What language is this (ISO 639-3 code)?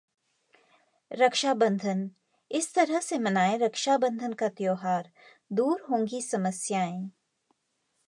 hin